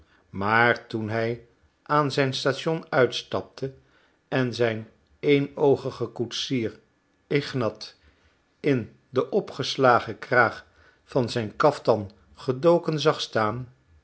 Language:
Dutch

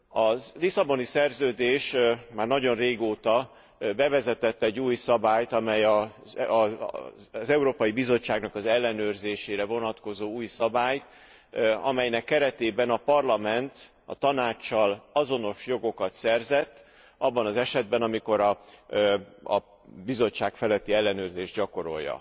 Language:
Hungarian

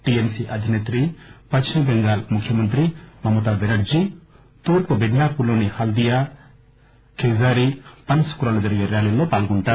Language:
Telugu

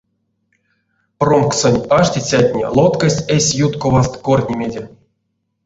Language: Erzya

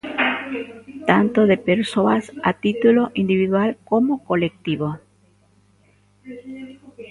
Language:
Galician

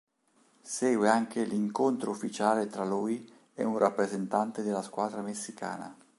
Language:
Italian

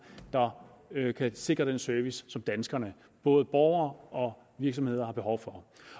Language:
Danish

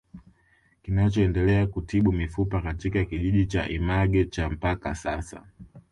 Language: Swahili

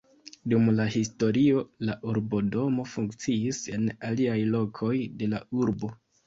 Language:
Esperanto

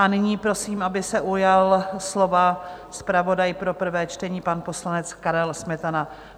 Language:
Czech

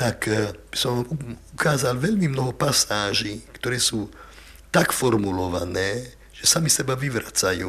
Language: Czech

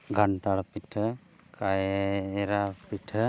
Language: Santali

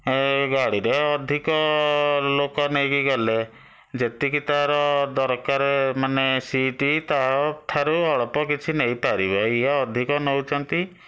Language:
Odia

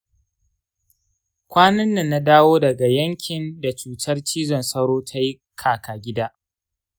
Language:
Hausa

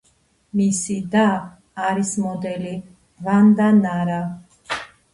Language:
Georgian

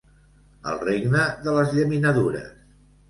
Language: Catalan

